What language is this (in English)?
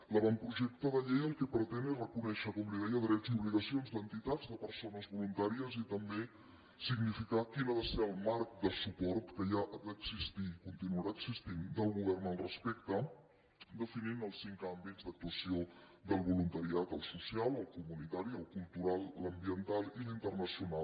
Catalan